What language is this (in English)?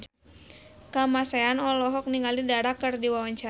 Sundanese